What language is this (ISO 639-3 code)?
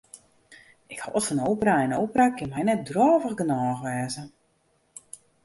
fry